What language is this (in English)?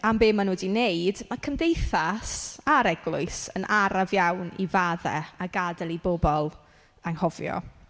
Welsh